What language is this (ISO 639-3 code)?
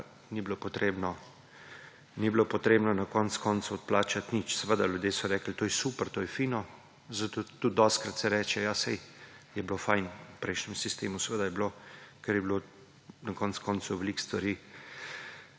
slv